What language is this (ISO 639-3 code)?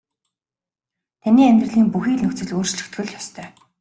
mon